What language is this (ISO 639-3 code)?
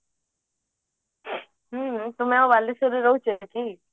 ori